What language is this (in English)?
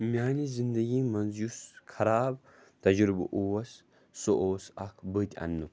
Kashmiri